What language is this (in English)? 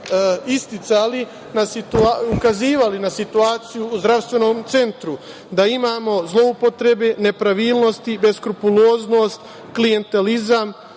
Serbian